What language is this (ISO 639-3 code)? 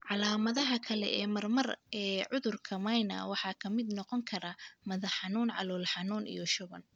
som